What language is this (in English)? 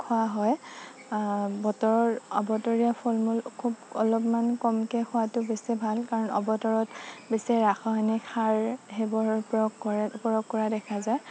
Assamese